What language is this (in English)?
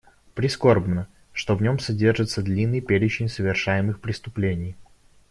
Russian